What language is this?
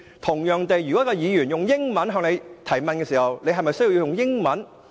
Cantonese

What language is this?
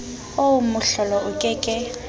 Southern Sotho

